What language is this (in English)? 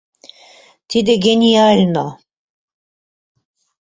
Mari